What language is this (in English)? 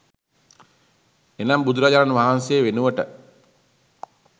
Sinhala